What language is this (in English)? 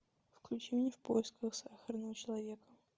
Russian